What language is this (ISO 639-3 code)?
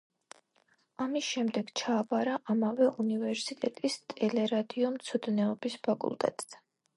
kat